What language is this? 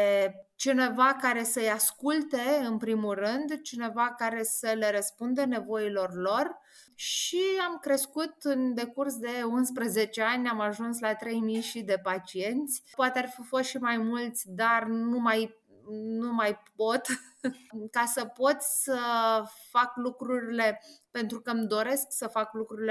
Romanian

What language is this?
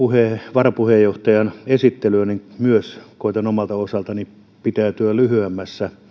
Finnish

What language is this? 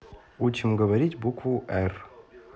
Russian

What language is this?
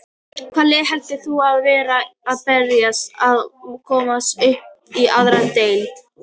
Icelandic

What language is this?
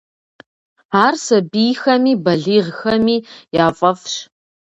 Kabardian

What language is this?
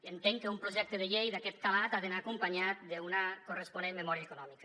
Catalan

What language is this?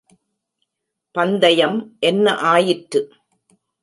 Tamil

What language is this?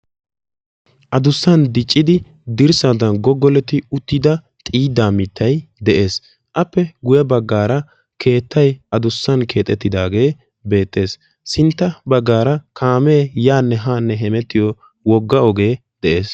Wolaytta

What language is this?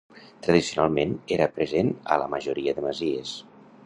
Catalan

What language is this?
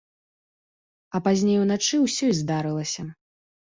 Belarusian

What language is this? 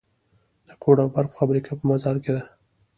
Pashto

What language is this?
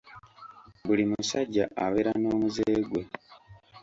Ganda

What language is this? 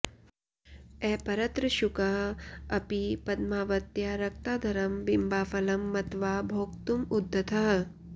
Sanskrit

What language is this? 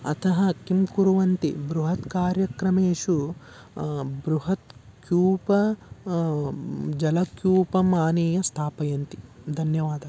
Sanskrit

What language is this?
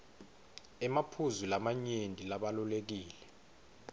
Swati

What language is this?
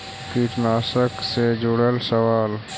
Magahi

